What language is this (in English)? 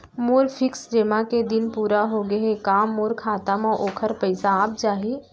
Chhattisgarhi